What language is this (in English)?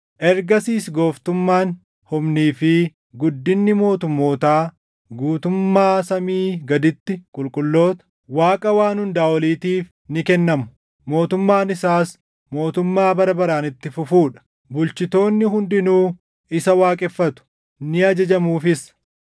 Oromo